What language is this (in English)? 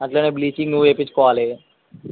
Telugu